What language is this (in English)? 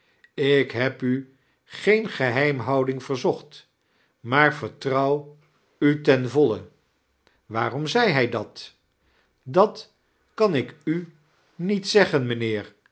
Dutch